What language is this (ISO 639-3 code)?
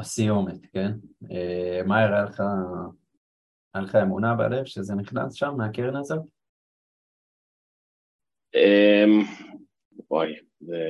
heb